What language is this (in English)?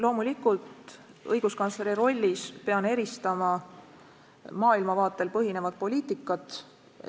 Estonian